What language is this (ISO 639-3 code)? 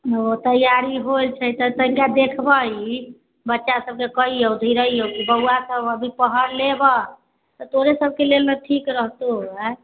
mai